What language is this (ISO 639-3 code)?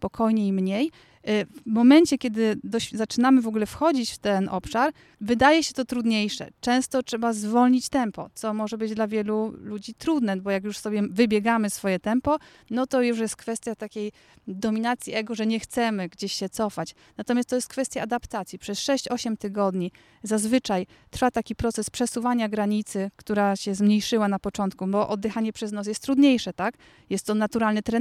pol